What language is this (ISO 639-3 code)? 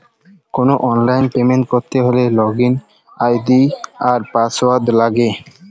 ben